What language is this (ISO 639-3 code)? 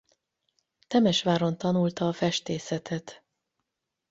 hun